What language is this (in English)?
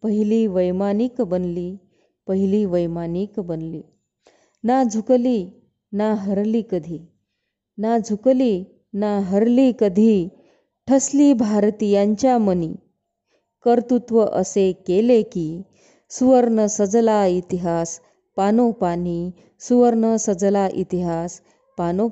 Marathi